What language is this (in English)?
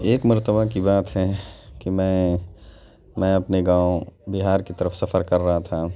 Urdu